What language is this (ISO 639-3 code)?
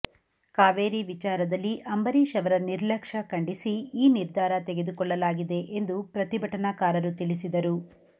kan